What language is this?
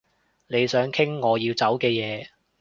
Cantonese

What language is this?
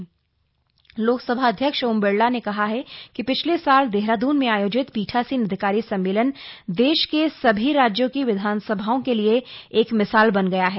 Hindi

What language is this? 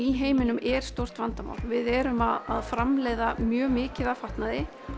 Icelandic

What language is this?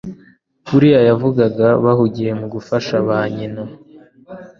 Kinyarwanda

